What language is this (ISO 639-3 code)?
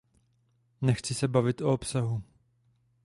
ces